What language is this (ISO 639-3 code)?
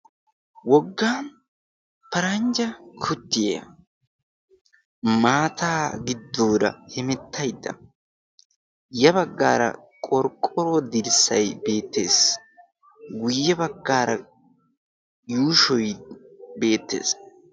wal